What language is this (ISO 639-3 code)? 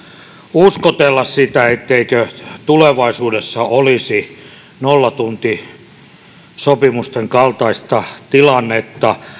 fin